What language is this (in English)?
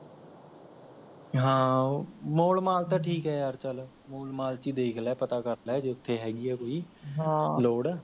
Punjabi